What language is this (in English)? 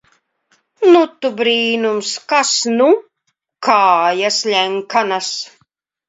Latvian